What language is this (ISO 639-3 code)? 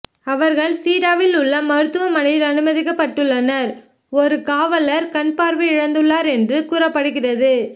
tam